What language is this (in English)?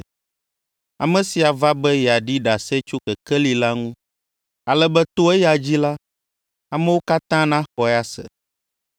Ewe